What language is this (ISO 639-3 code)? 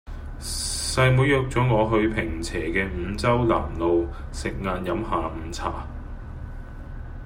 yue